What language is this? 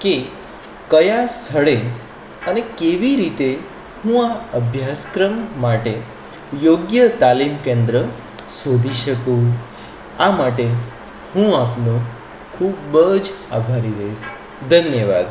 Gujarati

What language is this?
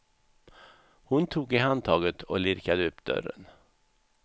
Swedish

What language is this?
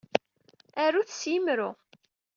Kabyle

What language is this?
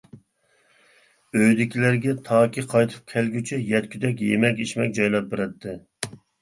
Uyghur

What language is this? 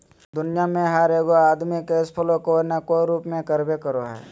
Magahi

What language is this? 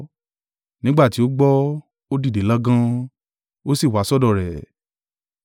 Yoruba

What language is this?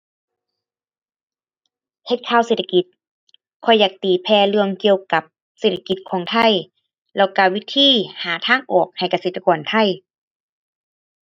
Thai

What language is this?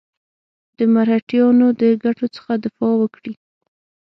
Pashto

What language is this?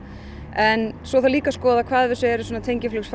Icelandic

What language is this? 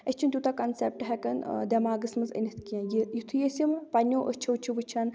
Kashmiri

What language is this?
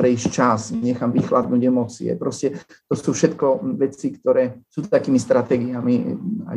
Slovak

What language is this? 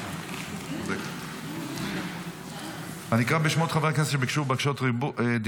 Hebrew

